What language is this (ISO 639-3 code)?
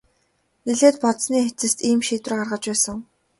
mon